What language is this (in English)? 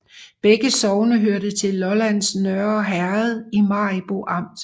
Danish